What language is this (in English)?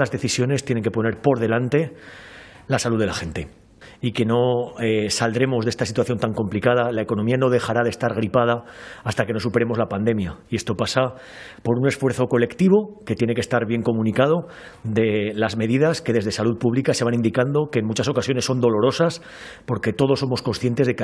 Spanish